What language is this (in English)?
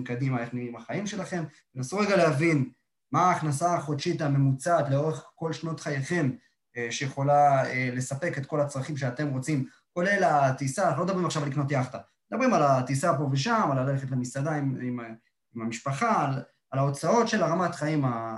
Hebrew